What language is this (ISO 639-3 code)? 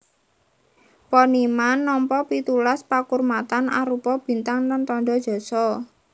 jav